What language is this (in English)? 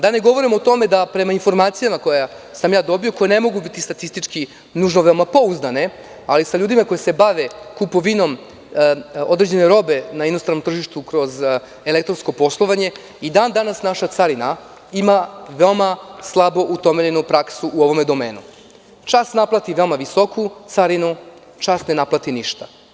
Serbian